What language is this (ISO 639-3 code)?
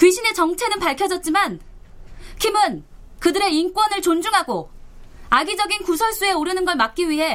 kor